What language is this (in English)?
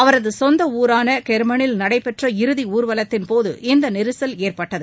Tamil